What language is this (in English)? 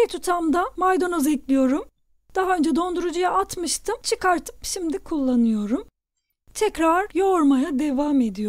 Turkish